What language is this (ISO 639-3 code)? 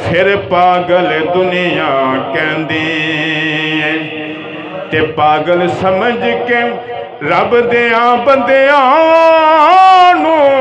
hin